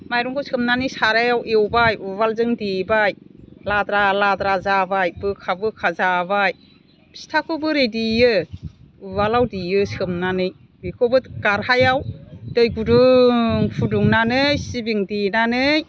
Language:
Bodo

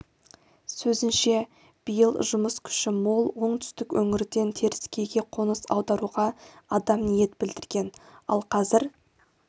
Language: Kazakh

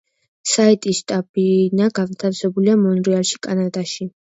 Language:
Georgian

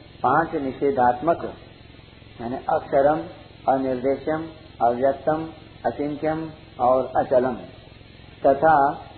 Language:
Hindi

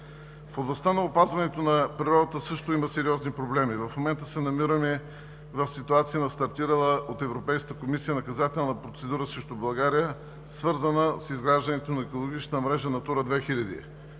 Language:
Bulgarian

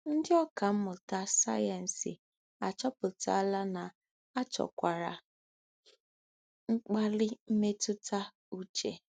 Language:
Igbo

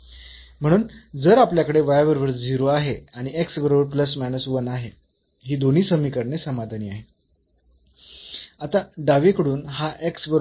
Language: Marathi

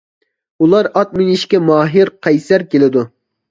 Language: Uyghur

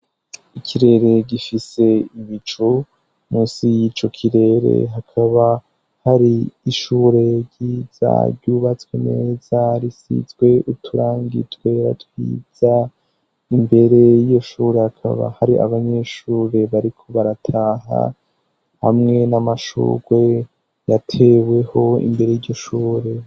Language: Rundi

